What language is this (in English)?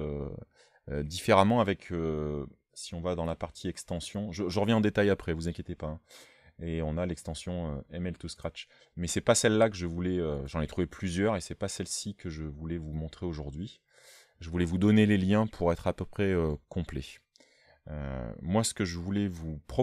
French